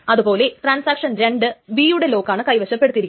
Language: Malayalam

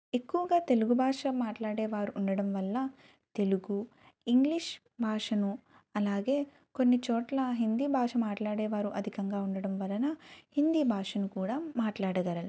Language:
Telugu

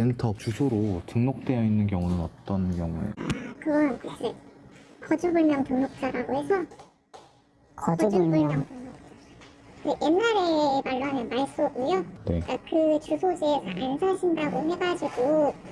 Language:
Korean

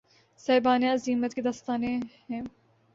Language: Urdu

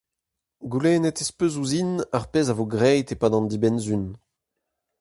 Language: Breton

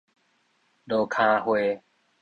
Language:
Min Nan Chinese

